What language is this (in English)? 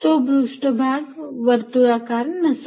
Marathi